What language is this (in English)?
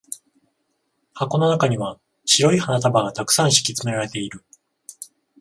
Japanese